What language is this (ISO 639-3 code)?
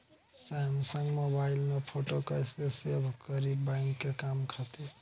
bho